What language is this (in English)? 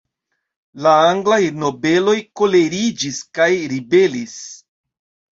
Esperanto